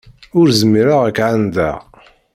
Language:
Kabyle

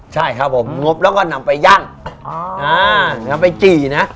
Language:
Thai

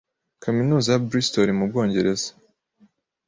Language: Kinyarwanda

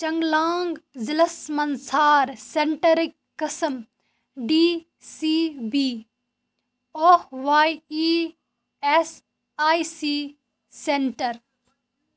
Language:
Kashmiri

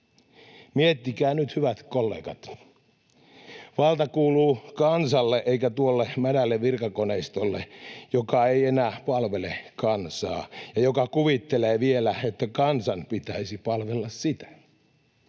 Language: Finnish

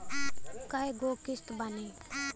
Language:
Bhojpuri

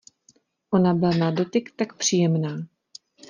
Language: Czech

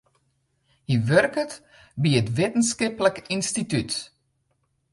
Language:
Western Frisian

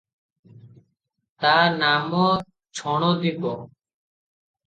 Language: Odia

